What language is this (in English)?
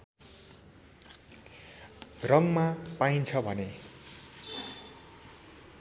Nepali